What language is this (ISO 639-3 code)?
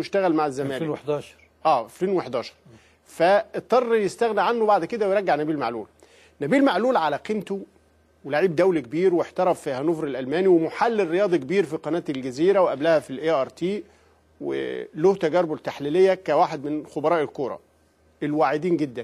ara